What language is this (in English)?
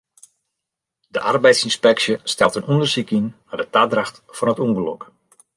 Western Frisian